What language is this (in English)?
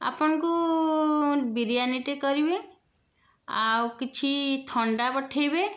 Odia